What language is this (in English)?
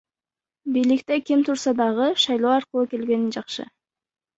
Kyrgyz